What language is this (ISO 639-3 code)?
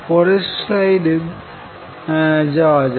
ben